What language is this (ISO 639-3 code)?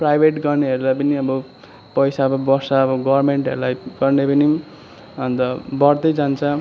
nep